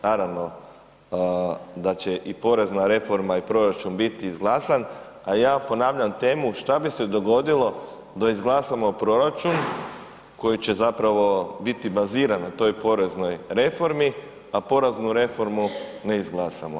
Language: Croatian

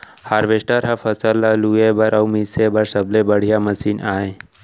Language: Chhattisgarhi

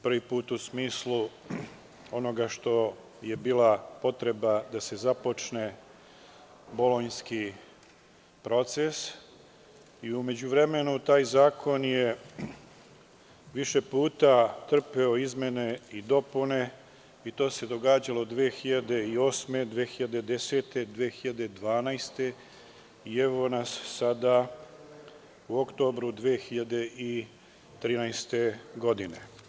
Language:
Serbian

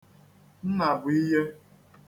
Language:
Igbo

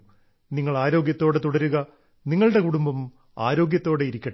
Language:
Malayalam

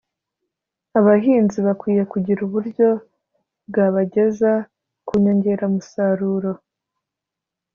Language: Kinyarwanda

